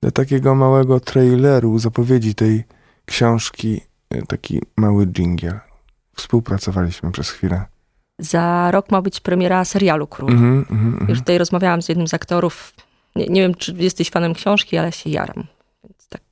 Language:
Polish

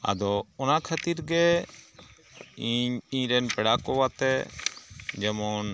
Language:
Santali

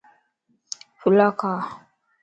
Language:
Lasi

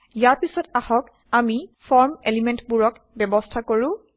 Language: Assamese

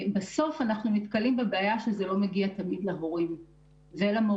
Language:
Hebrew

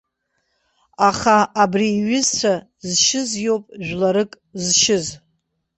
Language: Abkhazian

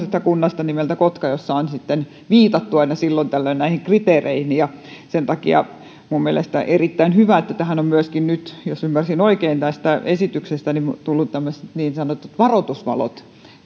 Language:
Finnish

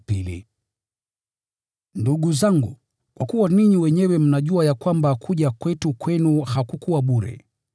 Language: Swahili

